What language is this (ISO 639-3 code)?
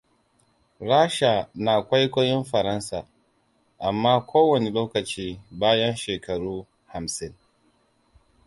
hau